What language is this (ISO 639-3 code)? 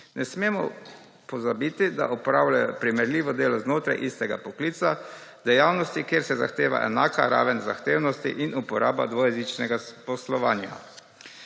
slv